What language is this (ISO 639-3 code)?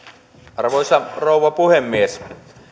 fin